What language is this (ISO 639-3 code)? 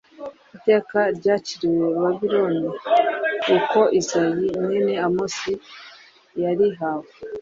kin